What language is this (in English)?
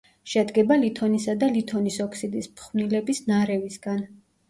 Georgian